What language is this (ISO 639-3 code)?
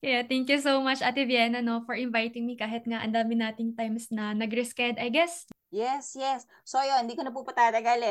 fil